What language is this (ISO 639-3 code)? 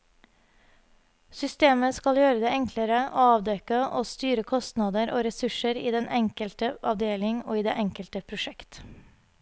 nor